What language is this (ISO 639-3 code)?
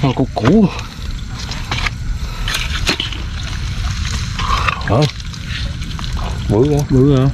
vie